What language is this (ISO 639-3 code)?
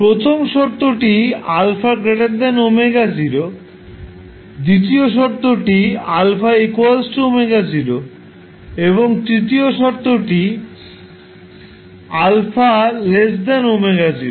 ben